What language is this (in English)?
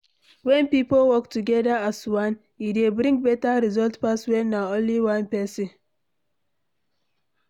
Nigerian Pidgin